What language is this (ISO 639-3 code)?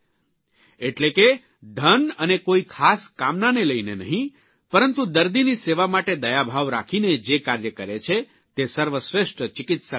guj